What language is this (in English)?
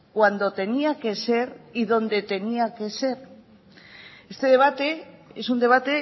Spanish